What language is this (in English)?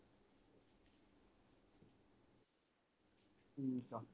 Punjabi